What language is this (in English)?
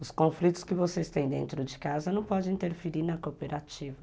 Portuguese